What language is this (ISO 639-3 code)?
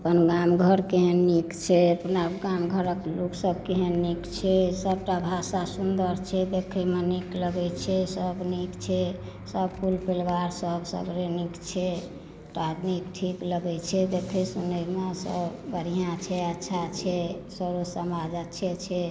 mai